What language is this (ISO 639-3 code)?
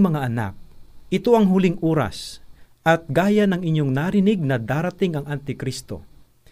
fil